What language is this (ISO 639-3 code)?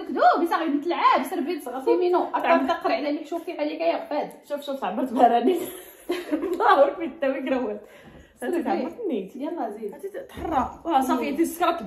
ara